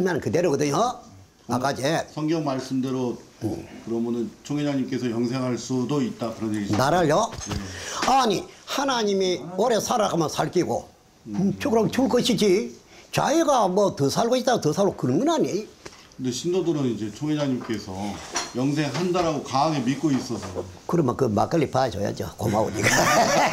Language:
Korean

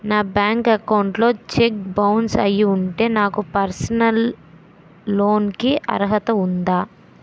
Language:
Telugu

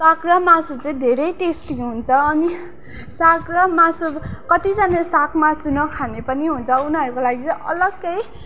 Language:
Nepali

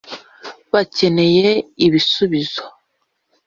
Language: Kinyarwanda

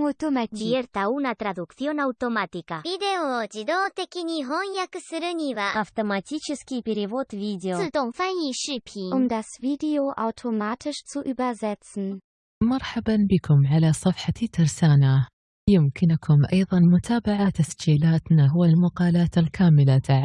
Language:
Arabic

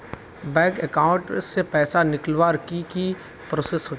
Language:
Magahi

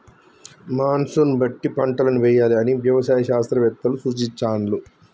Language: Telugu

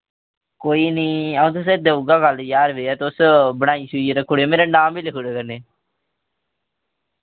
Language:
Dogri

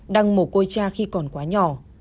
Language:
Vietnamese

